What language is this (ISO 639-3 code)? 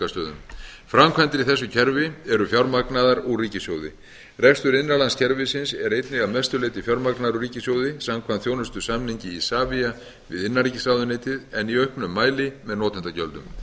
isl